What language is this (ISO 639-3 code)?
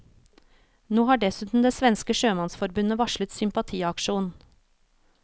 nor